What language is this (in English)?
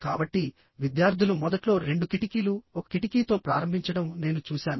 Telugu